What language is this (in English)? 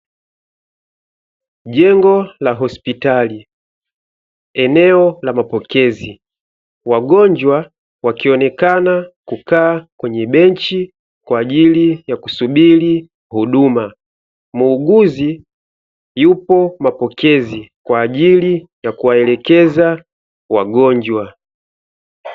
Swahili